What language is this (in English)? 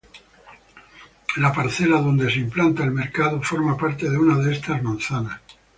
Spanish